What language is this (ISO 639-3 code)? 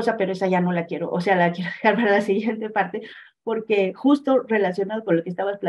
spa